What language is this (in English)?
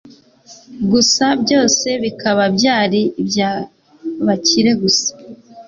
Kinyarwanda